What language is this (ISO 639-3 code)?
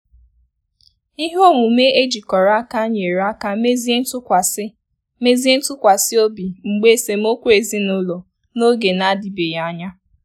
ibo